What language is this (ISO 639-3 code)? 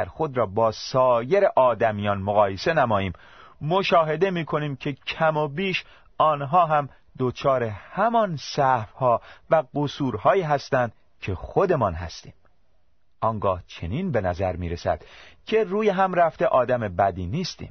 fas